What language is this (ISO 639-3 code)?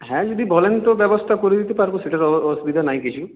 ben